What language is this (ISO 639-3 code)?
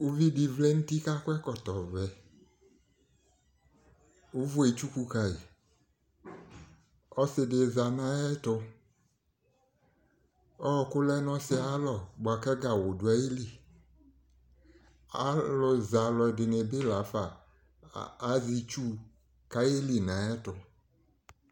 kpo